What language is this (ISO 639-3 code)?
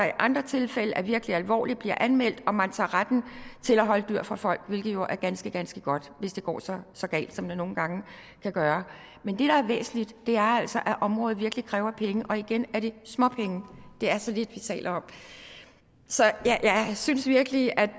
dan